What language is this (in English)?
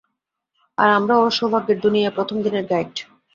Bangla